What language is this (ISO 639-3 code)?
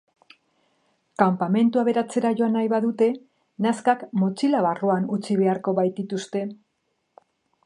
eus